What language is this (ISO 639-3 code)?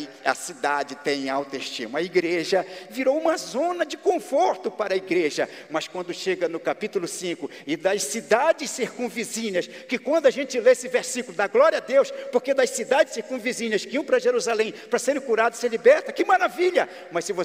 por